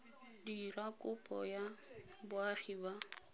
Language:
Tswana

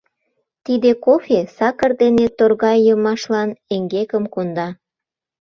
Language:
Mari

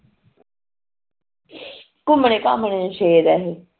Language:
Punjabi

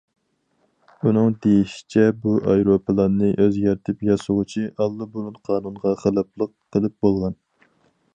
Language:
Uyghur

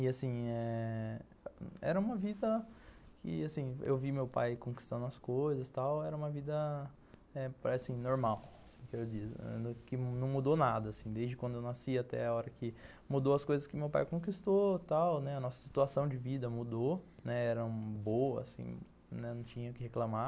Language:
Portuguese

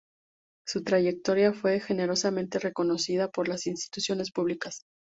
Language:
Spanish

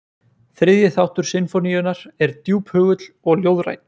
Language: Icelandic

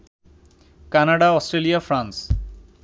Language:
Bangla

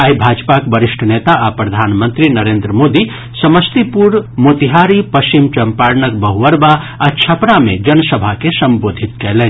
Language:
Maithili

